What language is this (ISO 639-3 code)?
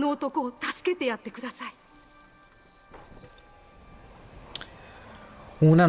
ita